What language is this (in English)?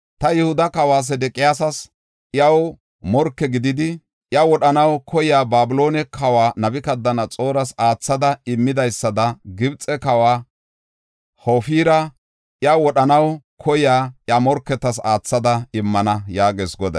Gofa